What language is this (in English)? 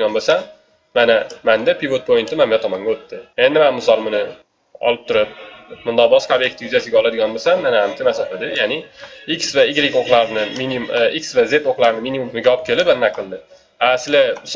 Turkish